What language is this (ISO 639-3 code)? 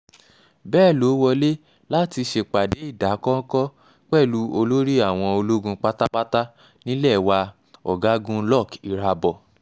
yor